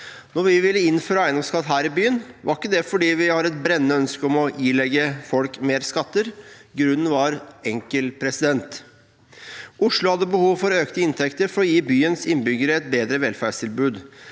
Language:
Norwegian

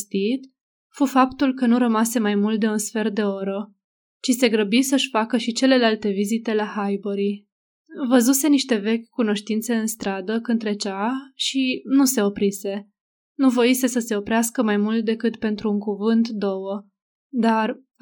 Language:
Romanian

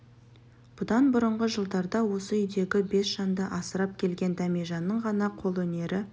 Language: Kazakh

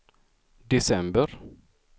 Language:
Swedish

